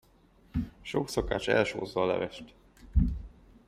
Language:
Hungarian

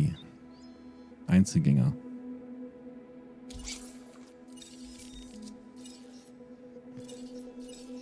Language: German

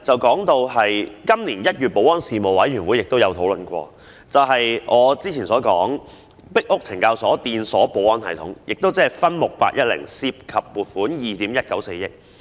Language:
Cantonese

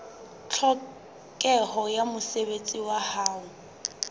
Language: Southern Sotho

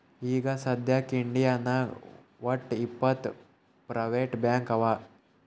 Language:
Kannada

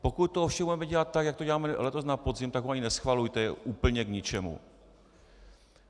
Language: Czech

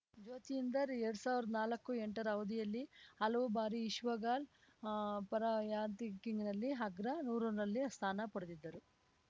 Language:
Kannada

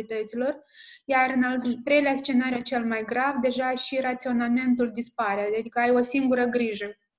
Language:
Romanian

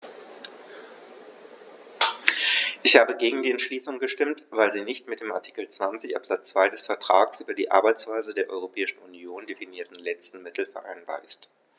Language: German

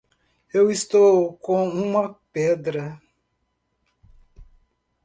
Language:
Portuguese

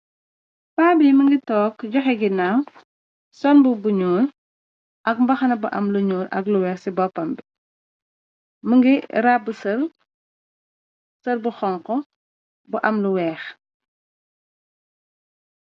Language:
Wolof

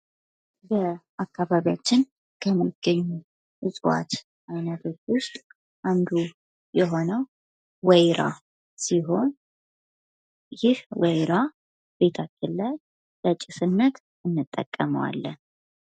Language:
Amharic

